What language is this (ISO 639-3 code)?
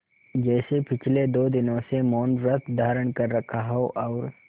hin